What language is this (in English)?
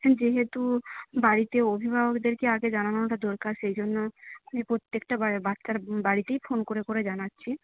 Bangla